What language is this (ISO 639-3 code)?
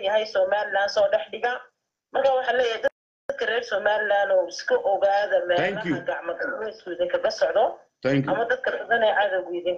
ara